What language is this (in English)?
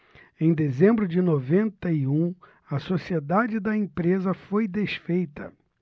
Portuguese